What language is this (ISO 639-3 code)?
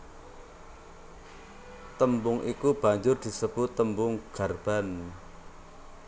jav